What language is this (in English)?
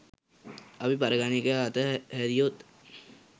Sinhala